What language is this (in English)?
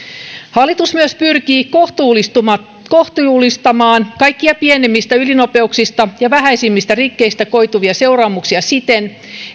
Finnish